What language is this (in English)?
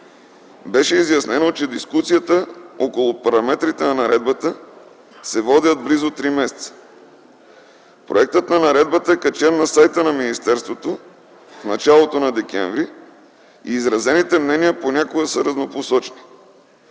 Bulgarian